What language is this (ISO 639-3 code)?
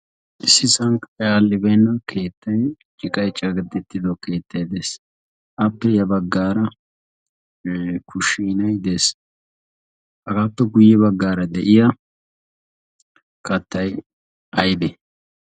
wal